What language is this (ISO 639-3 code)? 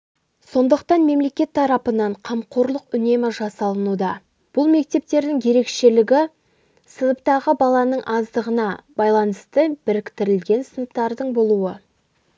kaz